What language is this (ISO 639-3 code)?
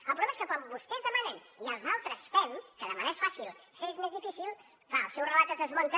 cat